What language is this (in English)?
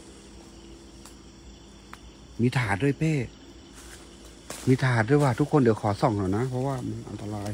Thai